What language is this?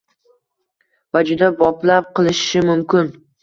Uzbek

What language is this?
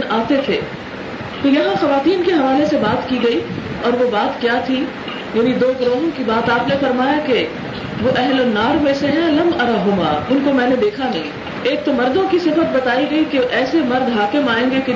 Urdu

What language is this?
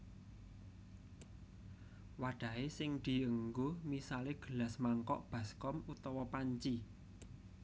Javanese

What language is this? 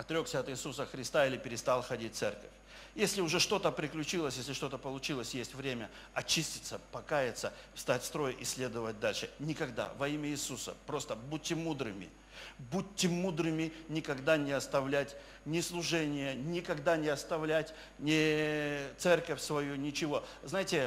Russian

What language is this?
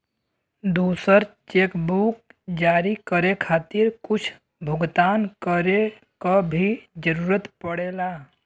Bhojpuri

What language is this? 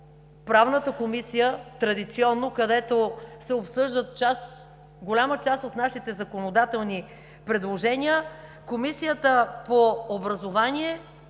Bulgarian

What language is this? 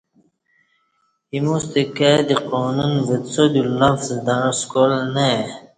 Kati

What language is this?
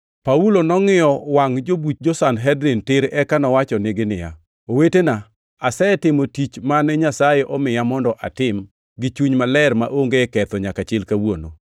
Luo (Kenya and Tanzania)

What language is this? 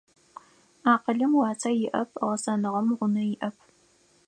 Adyghe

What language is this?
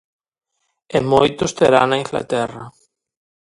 Galician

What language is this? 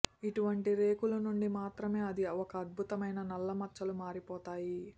Telugu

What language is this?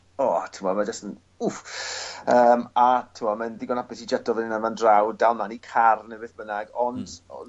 Welsh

